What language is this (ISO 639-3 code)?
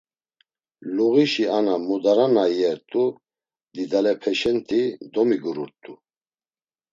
lzz